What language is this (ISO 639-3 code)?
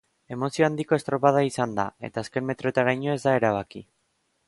eus